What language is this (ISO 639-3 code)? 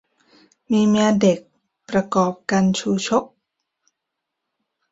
tha